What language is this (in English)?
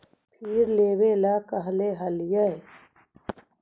Magahi